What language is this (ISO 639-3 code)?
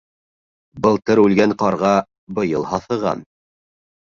bak